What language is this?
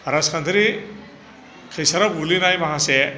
Bodo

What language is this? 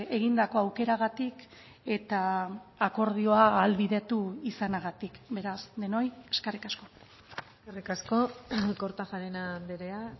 Basque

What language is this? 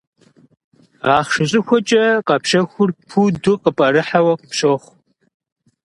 Kabardian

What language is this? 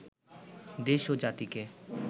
Bangla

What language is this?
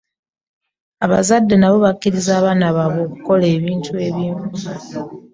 Ganda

